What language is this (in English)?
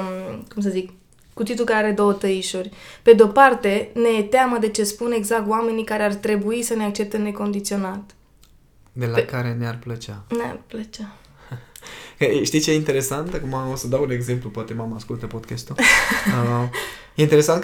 Romanian